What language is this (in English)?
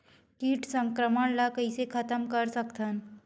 Chhattisgarhi